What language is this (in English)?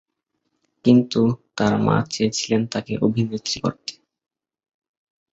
Bangla